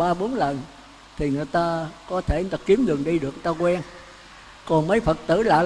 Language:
Vietnamese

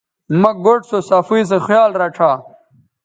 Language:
Bateri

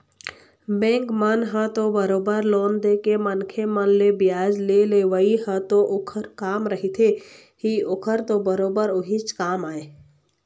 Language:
Chhattisgarhi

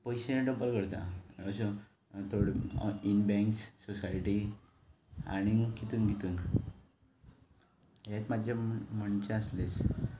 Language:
Konkani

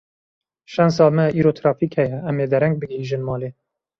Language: Kurdish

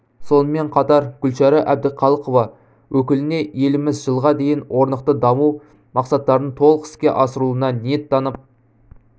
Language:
Kazakh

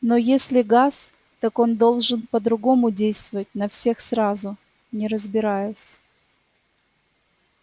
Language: Russian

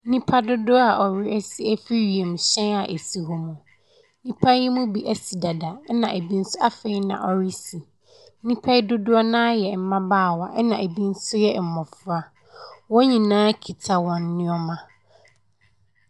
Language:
Akan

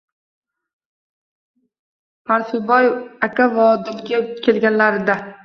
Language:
Uzbek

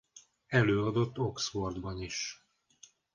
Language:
Hungarian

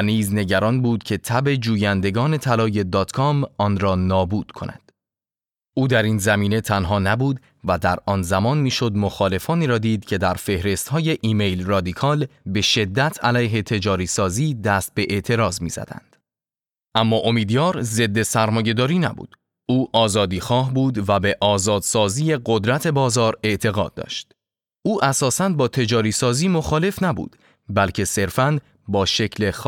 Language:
Persian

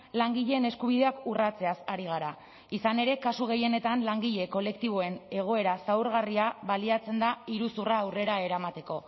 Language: Basque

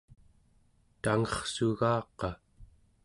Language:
Central Yupik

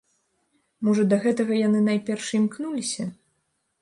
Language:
Belarusian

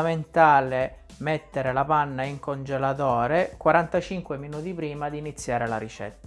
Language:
Italian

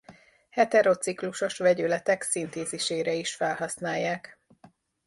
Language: Hungarian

